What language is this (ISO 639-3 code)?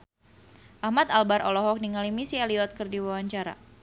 sun